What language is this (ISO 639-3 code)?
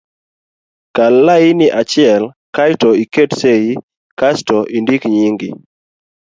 luo